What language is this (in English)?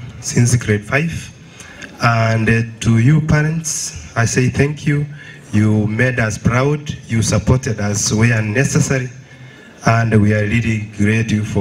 English